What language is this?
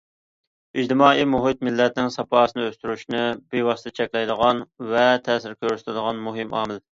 Uyghur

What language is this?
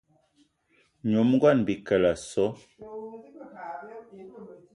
Eton (Cameroon)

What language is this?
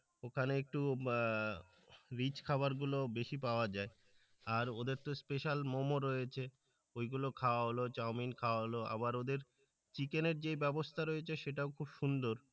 Bangla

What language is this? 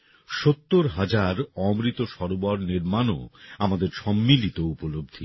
Bangla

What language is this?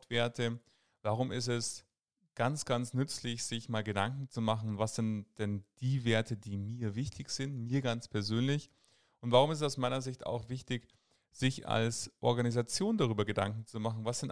German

